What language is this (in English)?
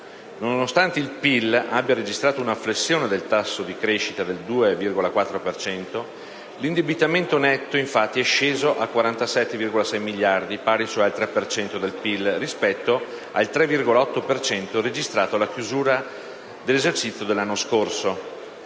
Italian